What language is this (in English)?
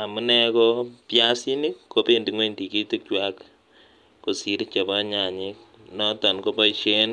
Kalenjin